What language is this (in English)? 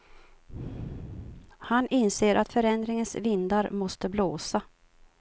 Swedish